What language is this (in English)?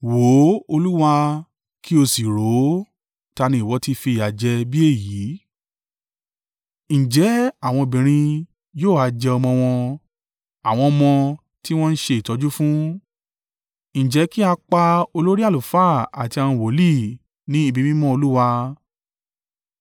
Yoruba